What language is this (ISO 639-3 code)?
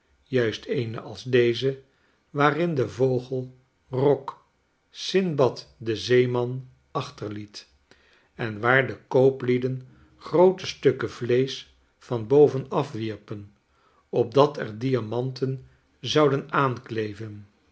nld